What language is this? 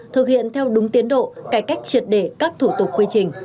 Vietnamese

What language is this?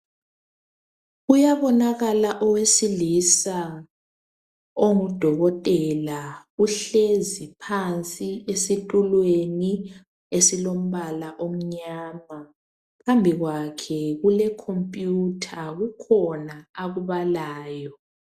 North Ndebele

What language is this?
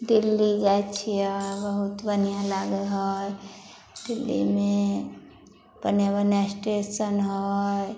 Maithili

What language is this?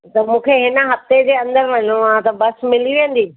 Sindhi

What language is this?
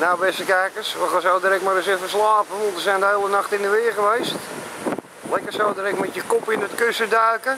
Dutch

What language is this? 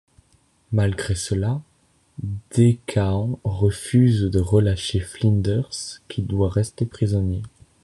French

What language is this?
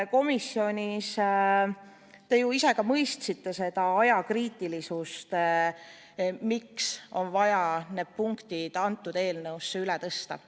Estonian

